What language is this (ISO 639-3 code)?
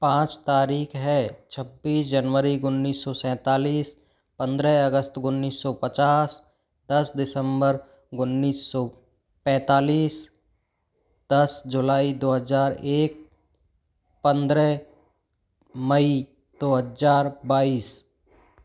hin